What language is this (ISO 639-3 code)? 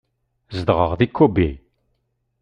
kab